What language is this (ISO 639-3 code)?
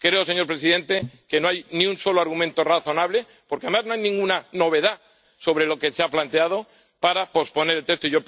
spa